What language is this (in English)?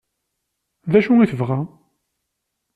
Kabyle